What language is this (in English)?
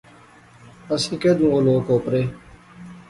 Pahari-Potwari